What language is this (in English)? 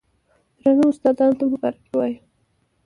Pashto